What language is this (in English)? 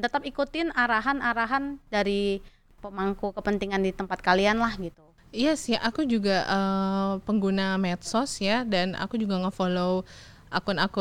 Indonesian